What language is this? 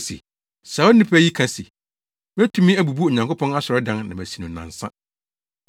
Akan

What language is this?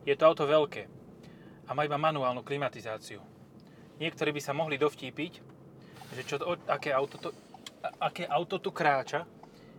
Slovak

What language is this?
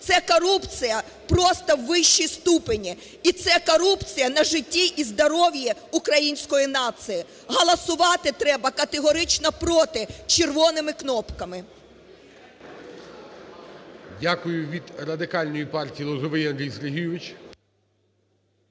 Ukrainian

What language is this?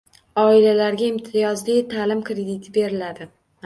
Uzbek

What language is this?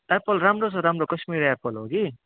Nepali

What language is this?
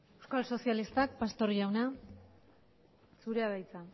Basque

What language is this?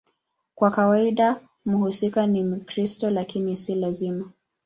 Swahili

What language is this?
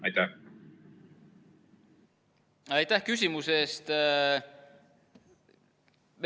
Estonian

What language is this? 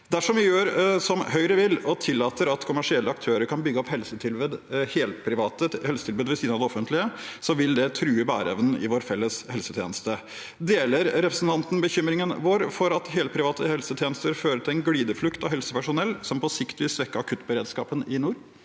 Norwegian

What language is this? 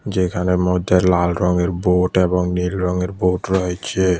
Bangla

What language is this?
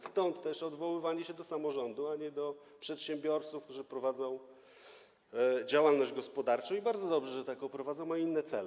Polish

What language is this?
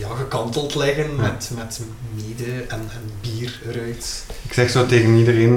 Dutch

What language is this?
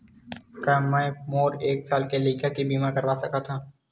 Chhattisgarhi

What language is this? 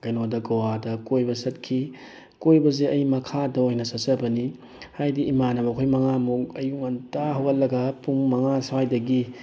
Manipuri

